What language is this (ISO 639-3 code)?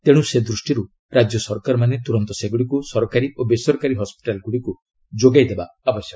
ori